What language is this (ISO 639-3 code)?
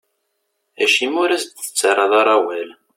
kab